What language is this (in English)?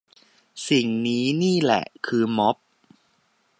Thai